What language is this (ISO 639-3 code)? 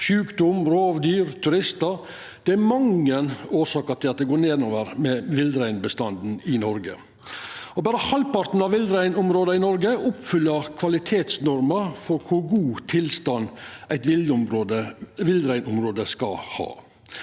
nor